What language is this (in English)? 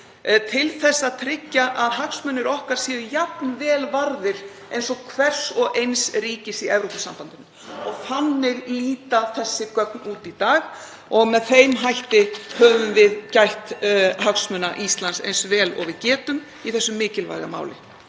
Icelandic